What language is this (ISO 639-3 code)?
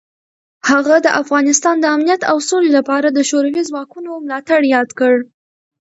pus